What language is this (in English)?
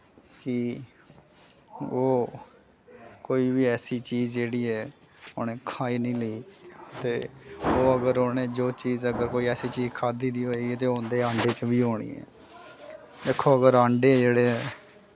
Dogri